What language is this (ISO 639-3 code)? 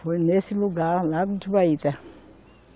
por